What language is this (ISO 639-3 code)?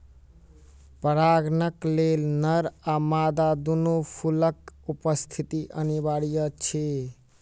mai